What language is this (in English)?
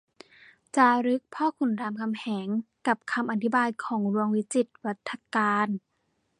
Thai